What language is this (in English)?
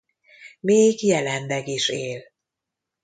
Hungarian